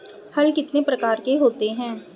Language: Hindi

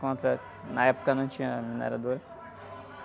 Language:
Portuguese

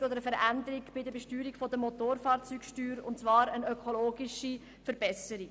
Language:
Swiss German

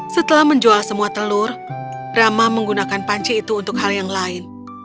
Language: Indonesian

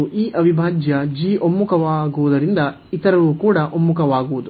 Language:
Kannada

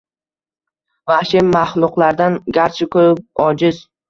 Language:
Uzbek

